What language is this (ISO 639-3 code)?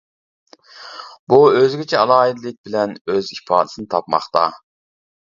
uig